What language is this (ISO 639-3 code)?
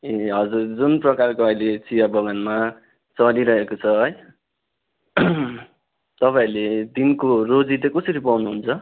nep